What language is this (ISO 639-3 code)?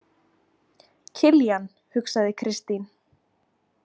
isl